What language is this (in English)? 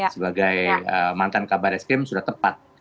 Indonesian